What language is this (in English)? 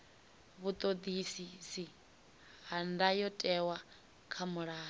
Venda